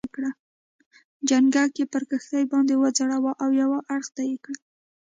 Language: Pashto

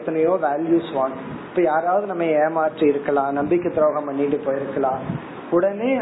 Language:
Tamil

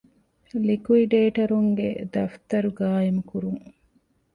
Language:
Divehi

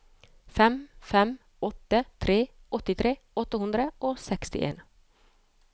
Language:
Norwegian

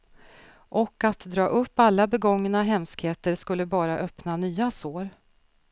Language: Swedish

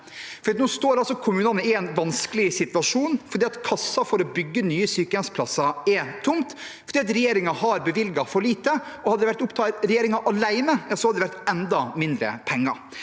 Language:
Norwegian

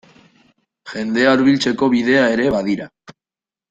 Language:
Basque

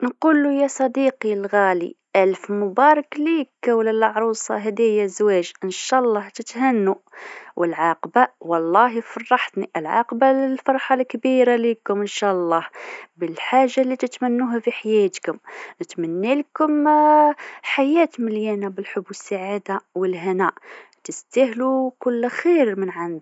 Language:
Tunisian Arabic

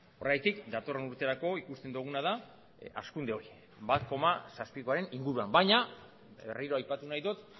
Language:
Basque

